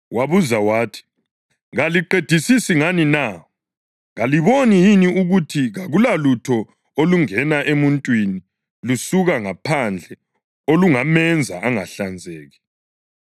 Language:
North Ndebele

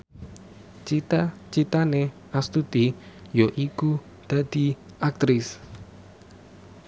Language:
Javanese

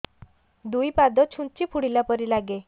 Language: Odia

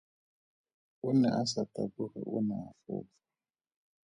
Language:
Tswana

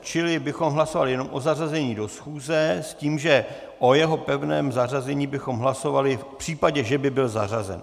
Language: Czech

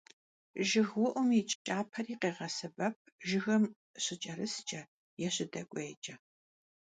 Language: Kabardian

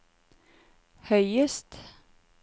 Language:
Norwegian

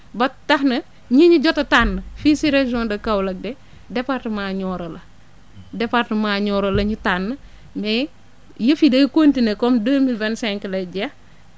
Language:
Wolof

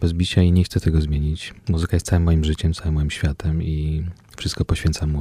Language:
Polish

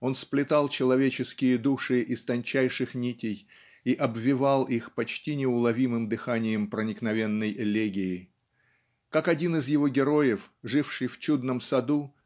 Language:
Russian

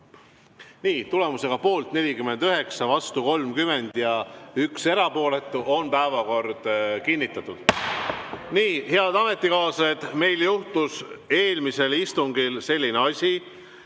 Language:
Estonian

